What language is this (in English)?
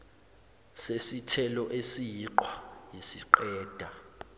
Zulu